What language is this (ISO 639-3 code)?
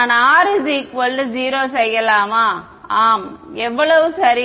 tam